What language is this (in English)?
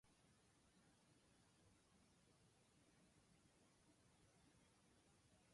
Japanese